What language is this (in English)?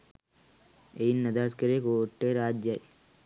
Sinhala